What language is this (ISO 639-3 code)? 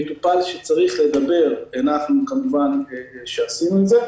heb